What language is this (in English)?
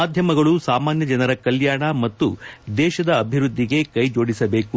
Kannada